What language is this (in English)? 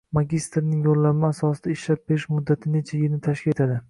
Uzbek